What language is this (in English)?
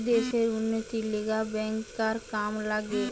Bangla